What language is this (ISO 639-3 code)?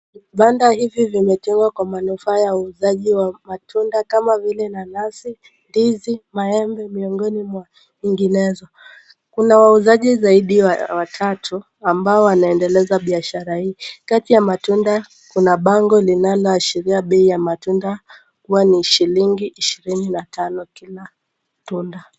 swa